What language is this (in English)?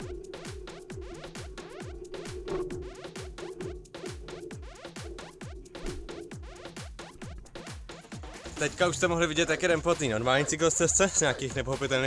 Czech